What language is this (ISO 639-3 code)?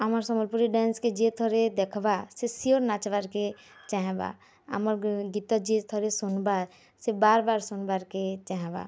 ori